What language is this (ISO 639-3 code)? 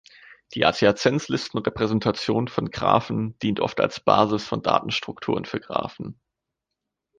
deu